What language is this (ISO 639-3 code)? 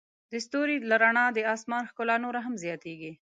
pus